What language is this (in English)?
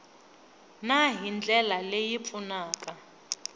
Tsonga